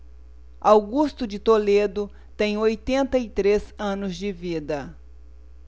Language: Portuguese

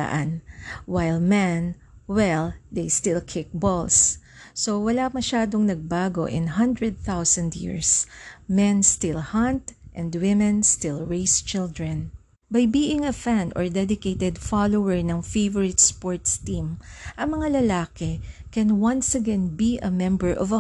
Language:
Filipino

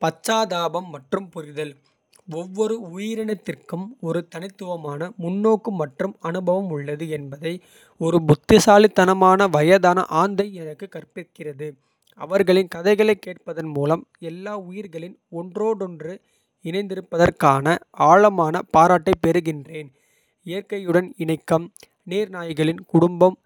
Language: Kota (India)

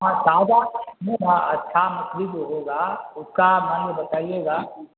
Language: Urdu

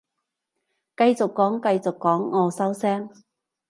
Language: Cantonese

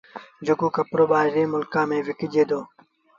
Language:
Sindhi Bhil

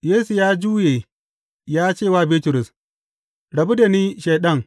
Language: Hausa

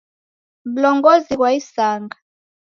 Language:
Taita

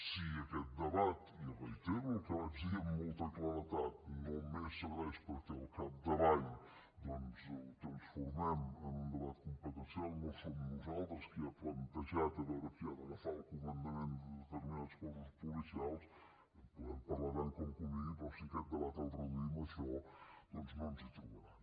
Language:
Catalan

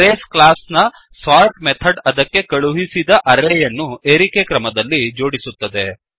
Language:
Kannada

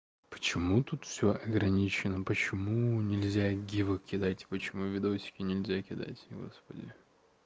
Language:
Russian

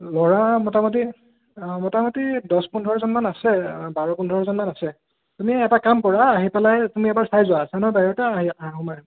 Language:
Assamese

